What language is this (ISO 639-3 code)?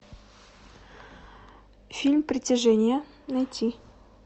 rus